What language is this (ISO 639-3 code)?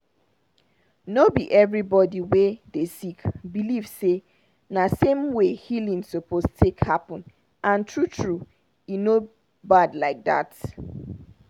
pcm